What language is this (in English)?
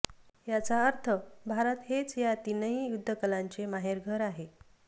Marathi